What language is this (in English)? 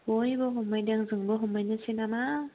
Bodo